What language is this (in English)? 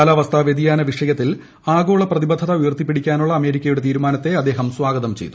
Malayalam